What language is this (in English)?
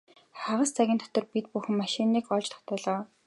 Mongolian